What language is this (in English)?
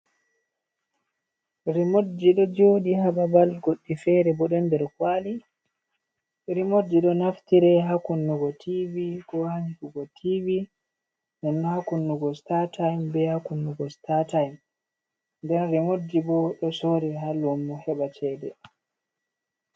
Fula